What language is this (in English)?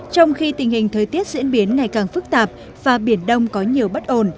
Vietnamese